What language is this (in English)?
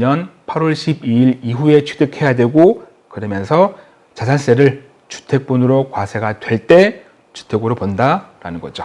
Korean